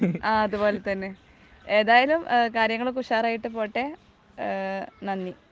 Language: Malayalam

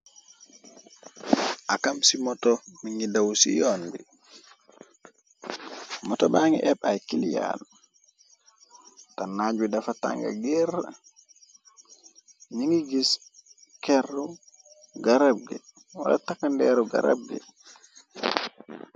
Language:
Wolof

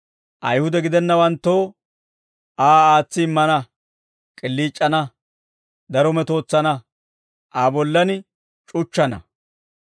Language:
Dawro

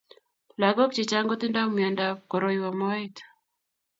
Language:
Kalenjin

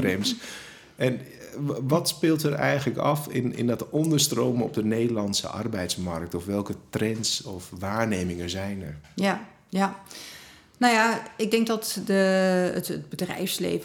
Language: Dutch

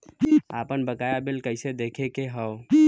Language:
Bhojpuri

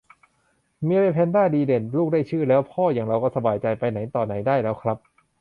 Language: Thai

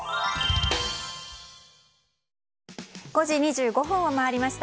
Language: Japanese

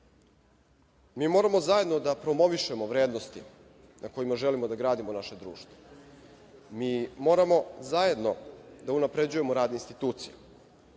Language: Serbian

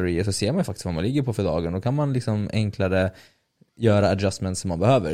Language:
Swedish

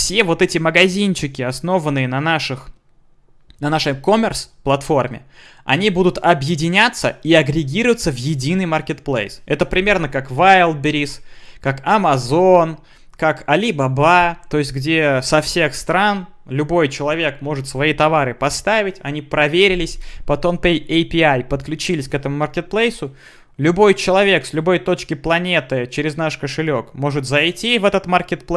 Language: Russian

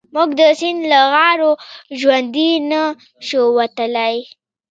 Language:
Pashto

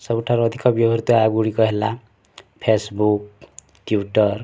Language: Odia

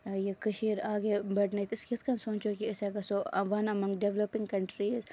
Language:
Kashmiri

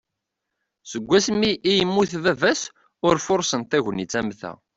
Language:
Kabyle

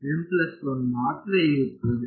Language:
Kannada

